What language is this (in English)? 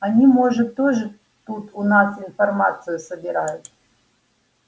Russian